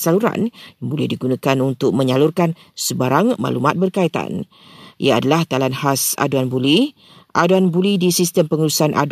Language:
Malay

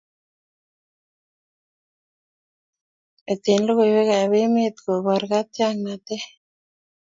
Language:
Kalenjin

